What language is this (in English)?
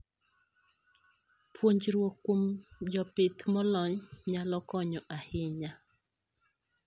Luo (Kenya and Tanzania)